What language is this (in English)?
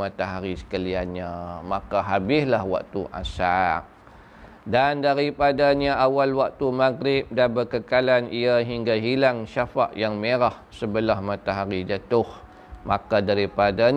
Malay